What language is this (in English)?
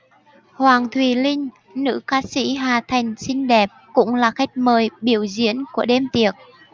Vietnamese